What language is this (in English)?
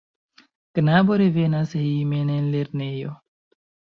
Esperanto